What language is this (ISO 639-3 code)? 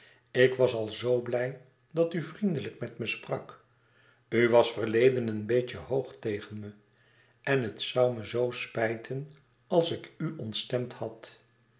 nld